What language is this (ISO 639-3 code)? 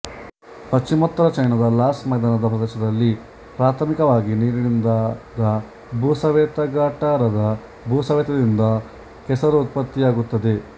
kan